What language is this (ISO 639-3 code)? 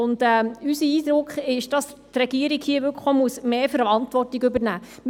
gsw